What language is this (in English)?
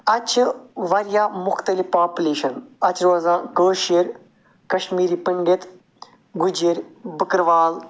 Kashmiri